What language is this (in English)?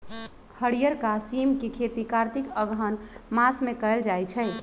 Magahi